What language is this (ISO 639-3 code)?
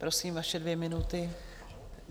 ces